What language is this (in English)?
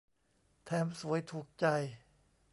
Thai